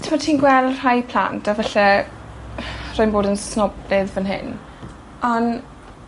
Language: Welsh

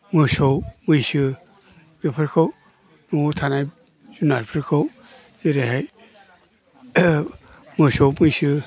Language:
Bodo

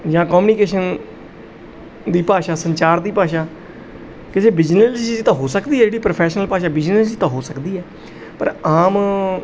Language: Punjabi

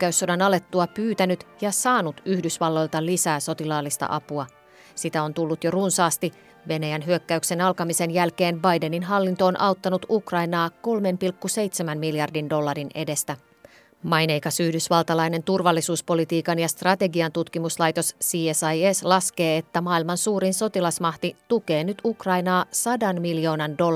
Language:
Finnish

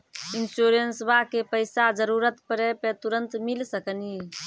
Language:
Maithili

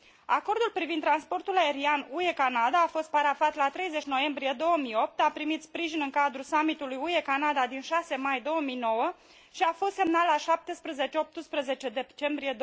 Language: Romanian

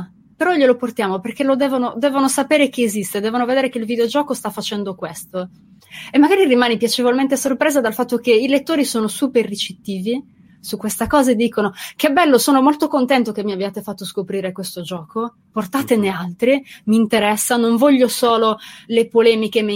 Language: Italian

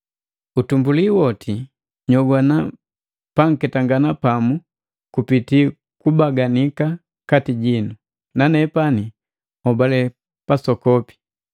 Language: Matengo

